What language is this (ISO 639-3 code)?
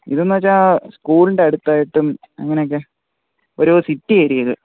mal